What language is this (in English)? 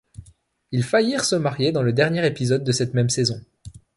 French